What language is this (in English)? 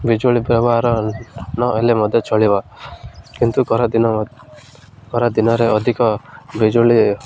Odia